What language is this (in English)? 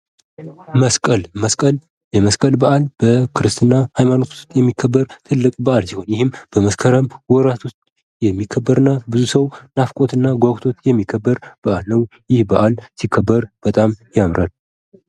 Amharic